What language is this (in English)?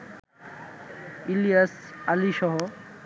Bangla